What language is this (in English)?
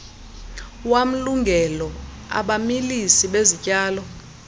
Xhosa